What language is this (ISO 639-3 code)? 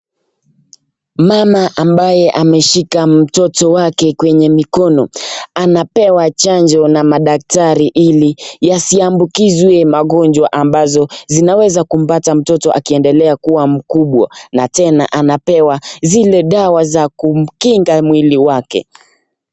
swa